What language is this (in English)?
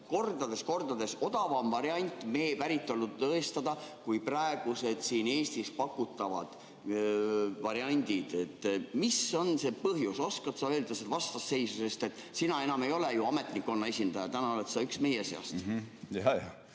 Estonian